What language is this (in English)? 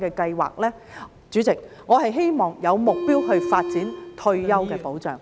Cantonese